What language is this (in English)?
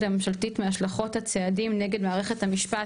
Hebrew